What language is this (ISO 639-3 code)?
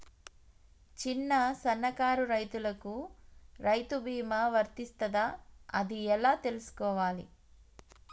tel